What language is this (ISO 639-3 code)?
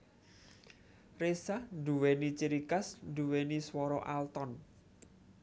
jav